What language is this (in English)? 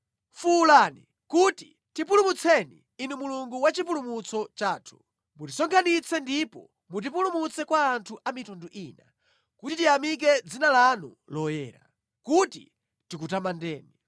Nyanja